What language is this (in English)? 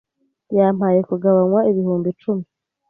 Kinyarwanda